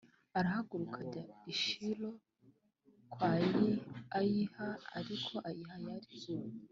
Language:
Kinyarwanda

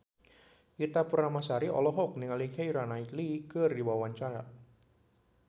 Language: Sundanese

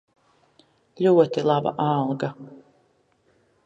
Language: Latvian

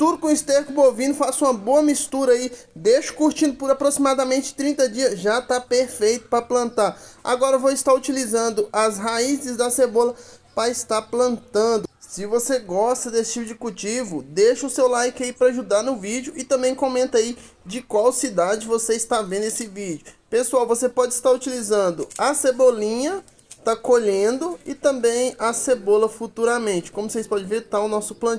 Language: Portuguese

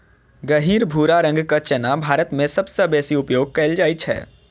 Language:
Maithili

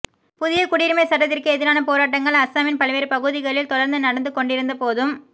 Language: Tamil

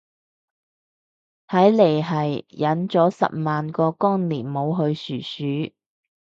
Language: Cantonese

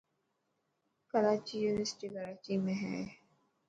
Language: Dhatki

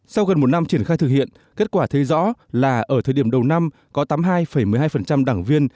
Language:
Vietnamese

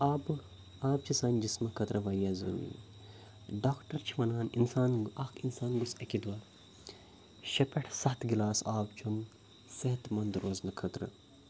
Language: Kashmiri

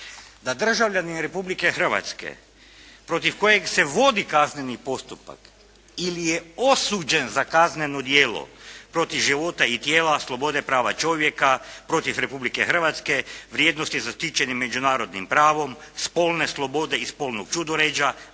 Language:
Croatian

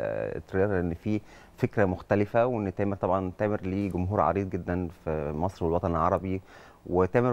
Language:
Arabic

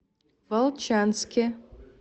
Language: Russian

